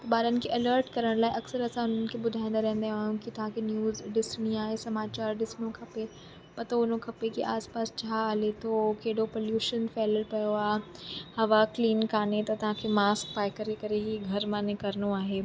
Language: Sindhi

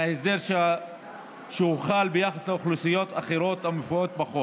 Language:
Hebrew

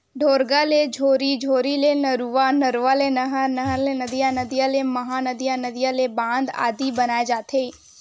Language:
Chhattisgarhi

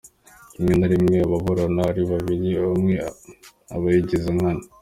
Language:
Kinyarwanda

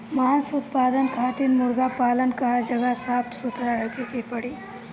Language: Bhojpuri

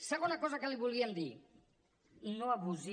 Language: Catalan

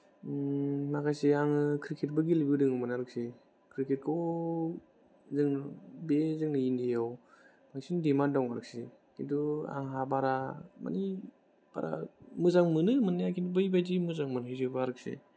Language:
Bodo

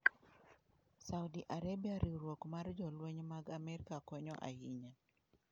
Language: Luo (Kenya and Tanzania)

